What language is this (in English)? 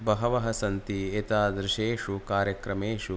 Sanskrit